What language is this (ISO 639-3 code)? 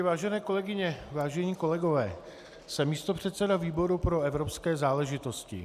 ces